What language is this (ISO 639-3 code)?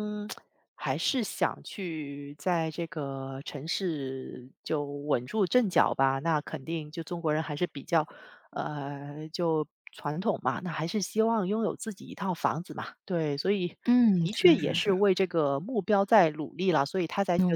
zho